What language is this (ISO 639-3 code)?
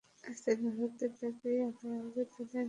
ben